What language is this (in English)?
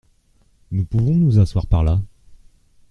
French